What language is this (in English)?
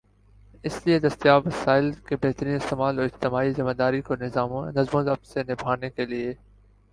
Urdu